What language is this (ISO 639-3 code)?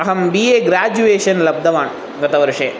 san